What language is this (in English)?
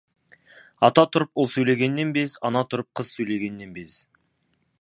Kazakh